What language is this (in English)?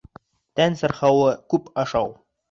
Bashkir